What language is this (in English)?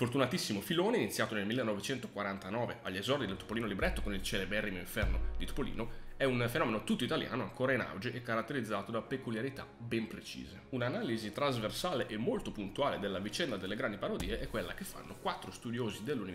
Italian